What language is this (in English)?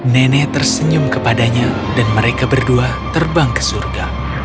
Indonesian